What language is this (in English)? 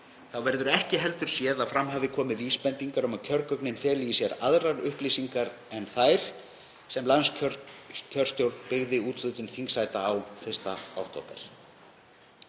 Icelandic